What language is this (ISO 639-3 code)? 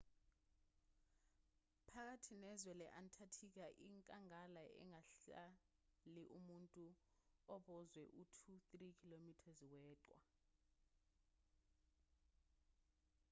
zul